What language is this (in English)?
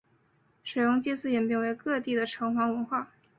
Chinese